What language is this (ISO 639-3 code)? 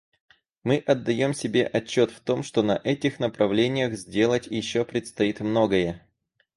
rus